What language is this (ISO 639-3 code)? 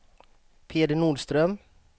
swe